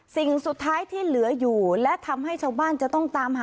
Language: Thai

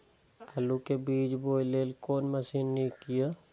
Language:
Maithili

